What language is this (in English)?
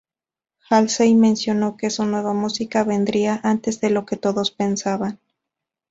Spanish